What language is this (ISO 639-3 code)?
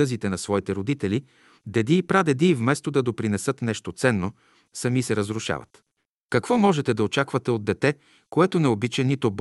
bul